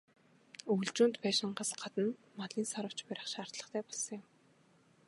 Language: Mongolian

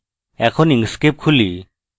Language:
Bangla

